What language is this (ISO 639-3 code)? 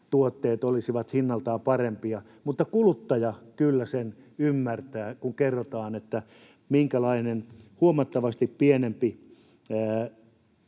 fin